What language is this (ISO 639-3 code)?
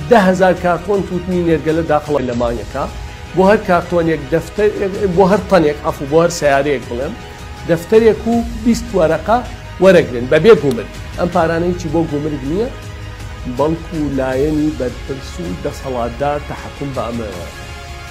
ara